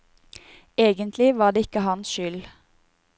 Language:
Norwegian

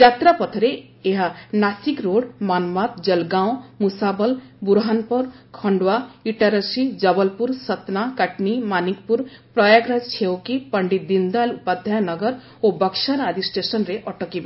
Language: Odia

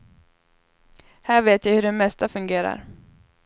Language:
Swedish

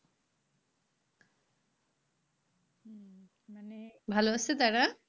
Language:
Bangla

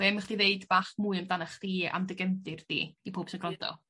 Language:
Welsh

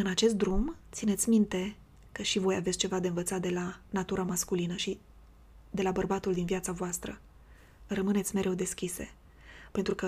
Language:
Romanian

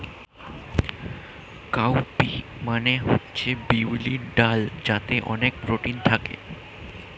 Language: Bangla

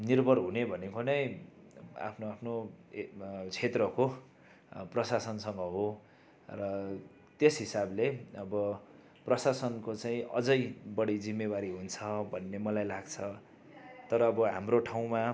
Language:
Nepali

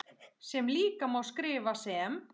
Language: Icelandic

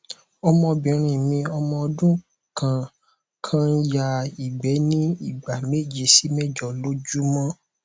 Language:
Yoruba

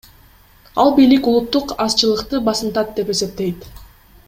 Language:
Kyrgyz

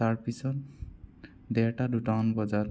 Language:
Assamese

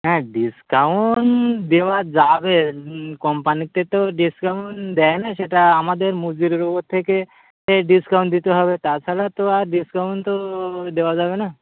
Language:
Bangla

